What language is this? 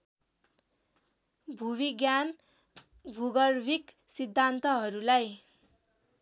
Nepali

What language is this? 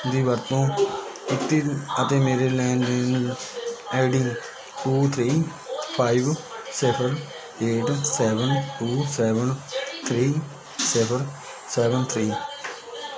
Punjabi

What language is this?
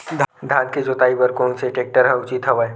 Chhattisgarhi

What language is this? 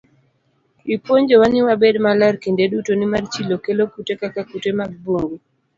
Luo (Kenya and Tanzania)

